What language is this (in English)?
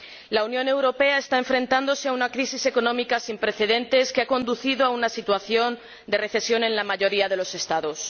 Spanish